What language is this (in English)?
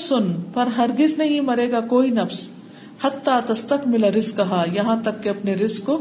Urdu